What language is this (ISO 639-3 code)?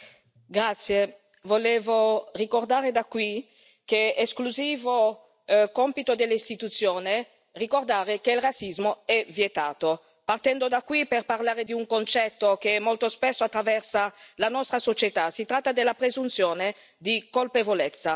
ita